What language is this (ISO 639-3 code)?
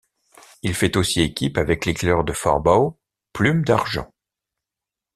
fra